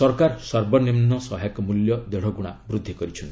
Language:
Odia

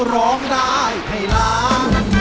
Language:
Thai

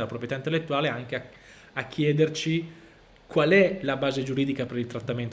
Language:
Italian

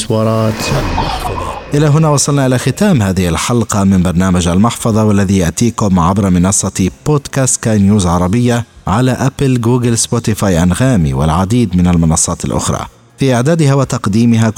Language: Arabic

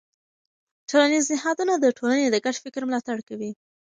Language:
Pashto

